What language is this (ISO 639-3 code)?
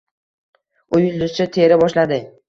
uzb